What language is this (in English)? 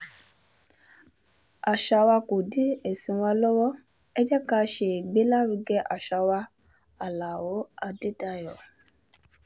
Yoruba